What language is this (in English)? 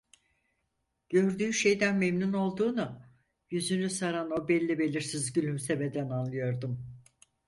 Turkish